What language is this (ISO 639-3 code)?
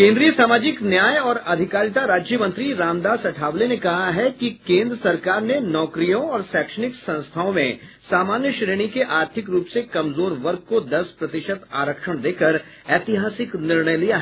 hin